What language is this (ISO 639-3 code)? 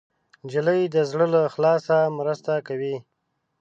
pus